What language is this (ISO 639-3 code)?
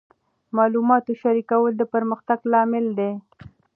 pus